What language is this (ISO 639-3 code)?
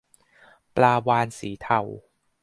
tha